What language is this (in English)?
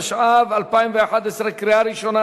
Hebrew